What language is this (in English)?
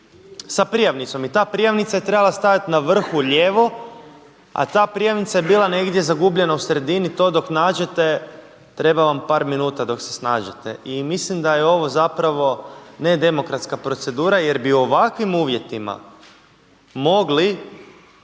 Croatian